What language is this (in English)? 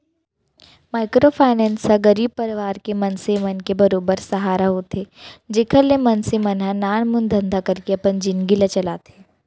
Chhattisgarhi